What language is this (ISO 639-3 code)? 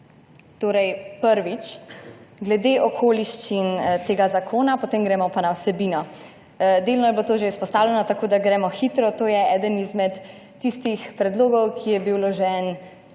slv